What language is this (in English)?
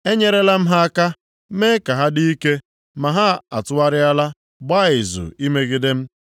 Igbo